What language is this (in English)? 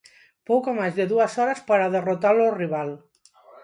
Galician